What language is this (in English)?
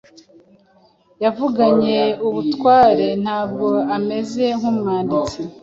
Kinyarwanda